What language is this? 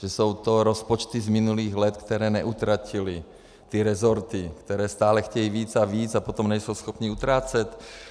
Czech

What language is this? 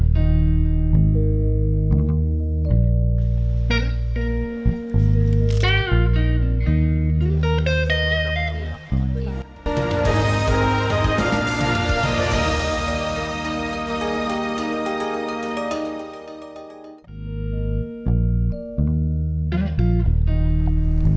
Indonesian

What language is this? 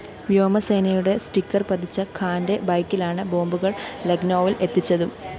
Malayalam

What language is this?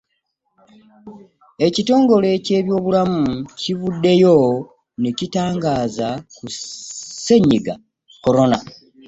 Ganda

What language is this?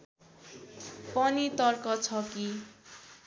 Nepali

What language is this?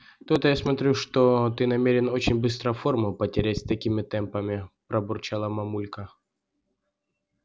Russian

